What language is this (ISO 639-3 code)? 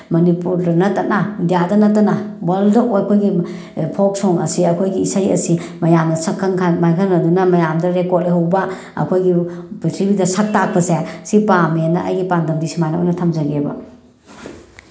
mni